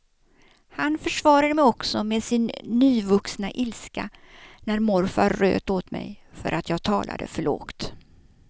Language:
Swedish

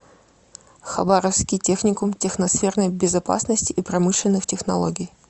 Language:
Russian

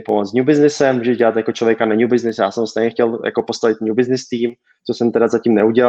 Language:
Czech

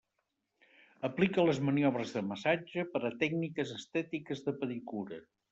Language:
Catalan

